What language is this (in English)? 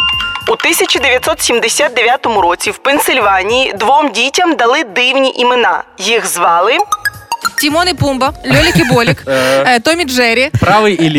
Ukrainian